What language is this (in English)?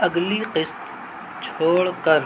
Urdu